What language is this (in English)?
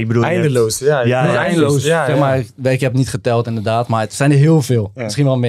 Dutch